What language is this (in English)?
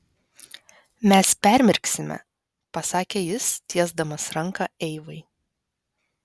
Lithuanian